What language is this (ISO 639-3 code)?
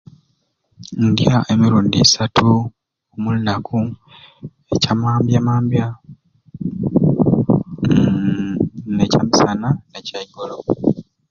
ruc